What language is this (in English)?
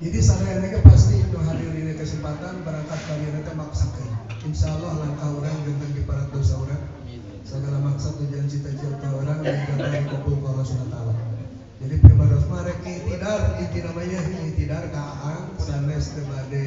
Indonesian